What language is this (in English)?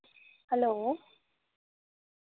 Dogri